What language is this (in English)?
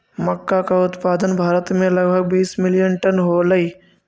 Magahi